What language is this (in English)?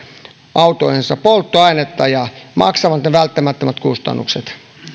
Finnish